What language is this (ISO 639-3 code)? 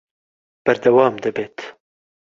ckb